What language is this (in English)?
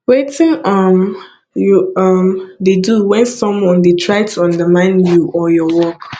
Nigerian Pidgin